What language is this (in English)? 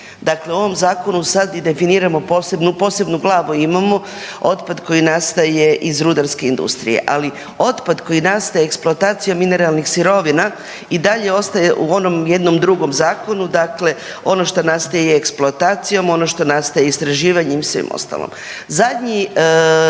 Croatian